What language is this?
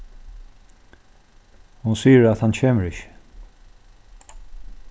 Faroese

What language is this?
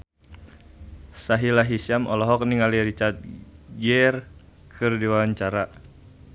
Sundanese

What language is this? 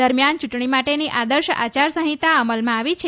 Gujarati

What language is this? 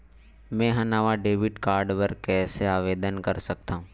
Chhattisgarhi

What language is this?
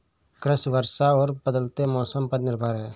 Hindi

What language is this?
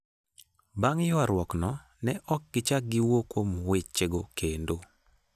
Luo (Kenya and Tanzania)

